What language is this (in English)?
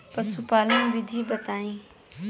Bhojpuri